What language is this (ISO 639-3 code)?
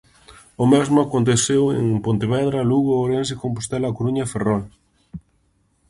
glg